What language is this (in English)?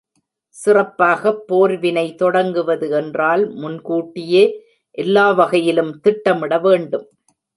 Tamil